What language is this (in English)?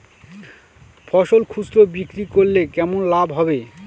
Bangla